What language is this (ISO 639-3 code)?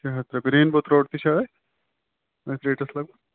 kas